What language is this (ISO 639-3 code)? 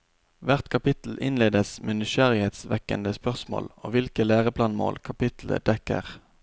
nor